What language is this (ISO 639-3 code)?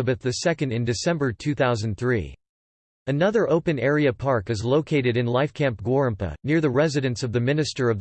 eng